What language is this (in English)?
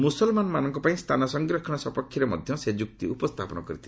Odia